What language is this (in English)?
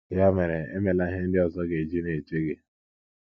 Igbo